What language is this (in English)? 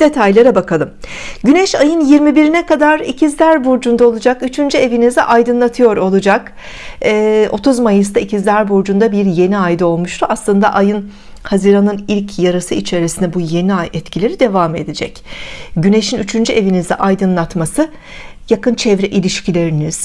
Turkish